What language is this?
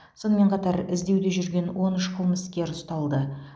Kazakh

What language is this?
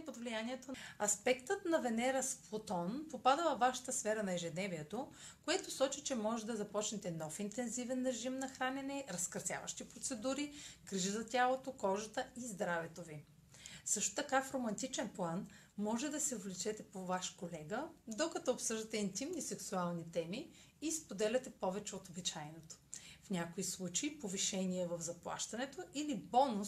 Bulgarian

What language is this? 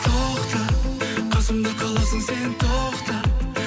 Kazakh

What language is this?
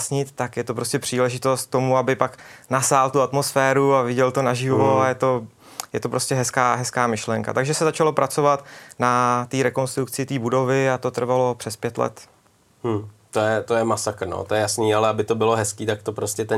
Czech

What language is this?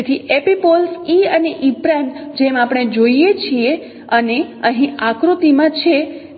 Gujarati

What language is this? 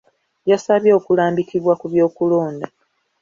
Ganda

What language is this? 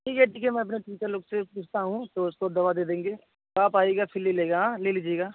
Hindi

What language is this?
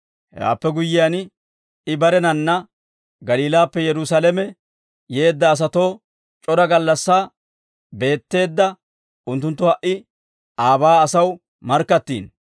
Dawro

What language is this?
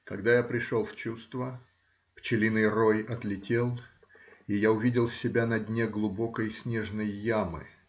Russian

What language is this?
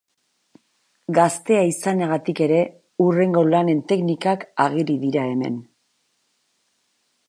Basque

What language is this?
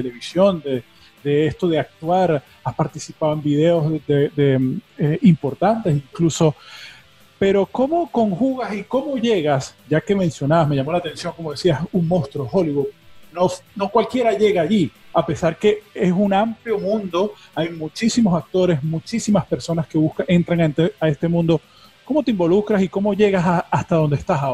Spanish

